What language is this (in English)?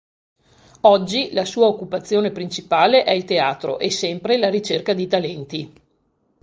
Italian